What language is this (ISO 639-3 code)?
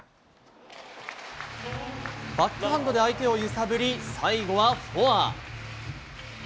jpn